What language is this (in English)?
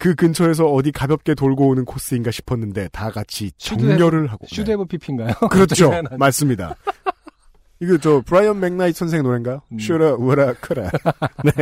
Korean